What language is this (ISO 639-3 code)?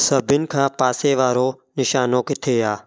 snd